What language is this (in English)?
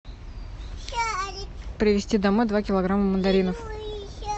Russian